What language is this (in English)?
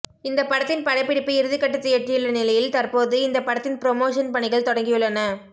Tamil